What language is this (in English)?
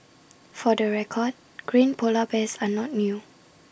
English